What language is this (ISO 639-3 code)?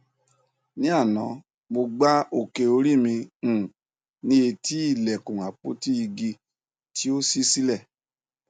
yor